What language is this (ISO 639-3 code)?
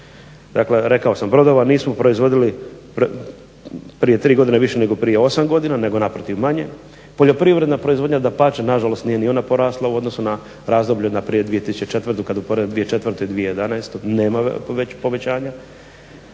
hrv